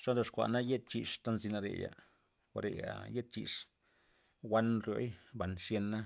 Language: Loxicha Zapotec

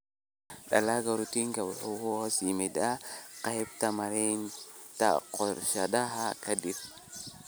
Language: Somali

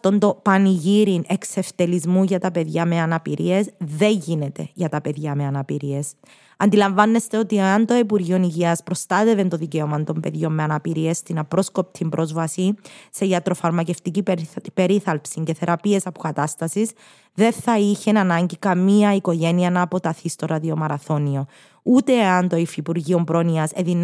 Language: Greek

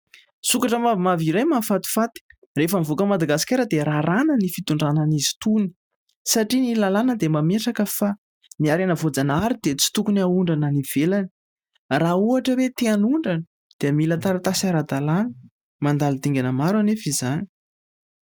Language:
Malagasy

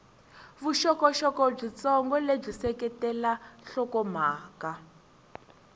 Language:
Tsonga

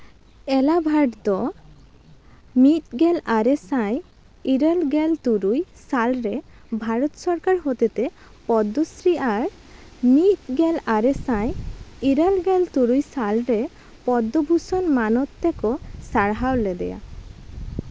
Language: Santali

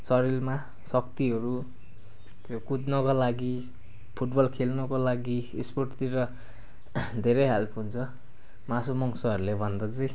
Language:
Nepali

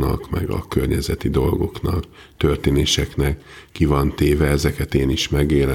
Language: Hungarian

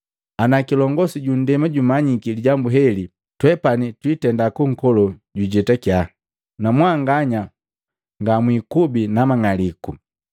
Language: Matengo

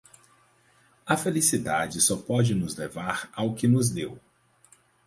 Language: Portuguese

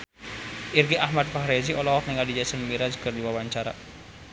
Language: Sundanese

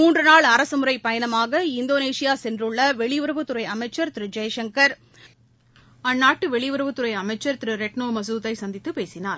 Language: Tamil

